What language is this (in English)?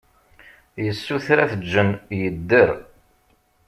Kabyle